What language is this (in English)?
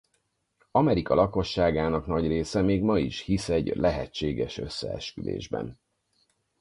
Hungarian